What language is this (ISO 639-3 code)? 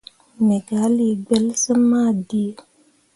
mua